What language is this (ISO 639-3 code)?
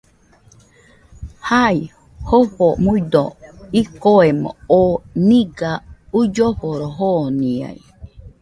hux